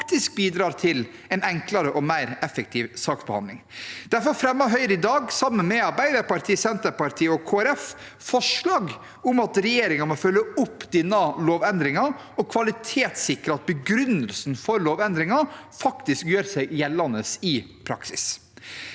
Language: Norwegian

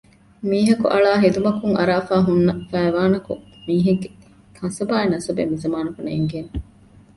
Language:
Divehi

